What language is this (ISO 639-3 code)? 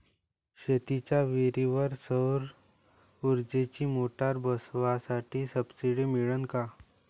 mar